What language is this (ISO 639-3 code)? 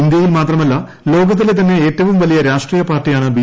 mal